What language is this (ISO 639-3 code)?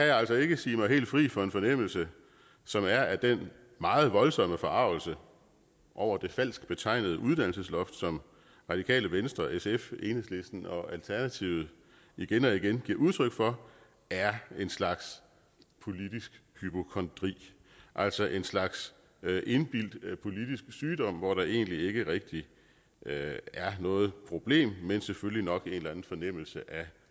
dan